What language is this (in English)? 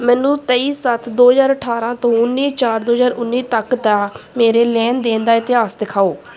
Punjabi